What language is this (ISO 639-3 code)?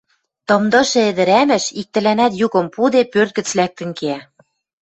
mrj